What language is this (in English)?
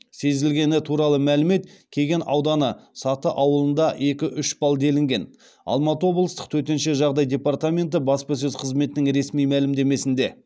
Kazakh